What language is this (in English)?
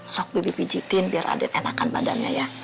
Indonesian